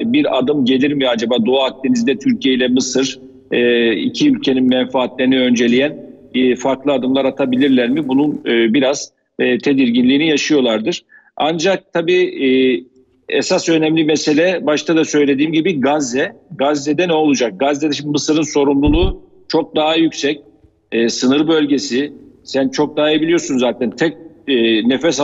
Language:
Turkish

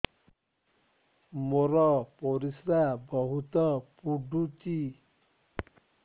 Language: Odia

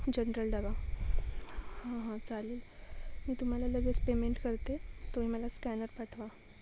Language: Marathi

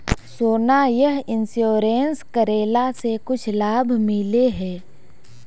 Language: Magahi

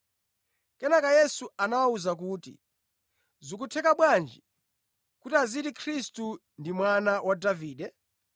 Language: Nyanja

